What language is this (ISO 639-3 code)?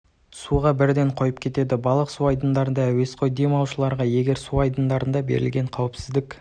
kaz